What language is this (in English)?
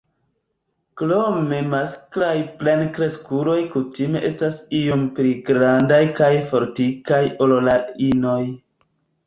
Esperanto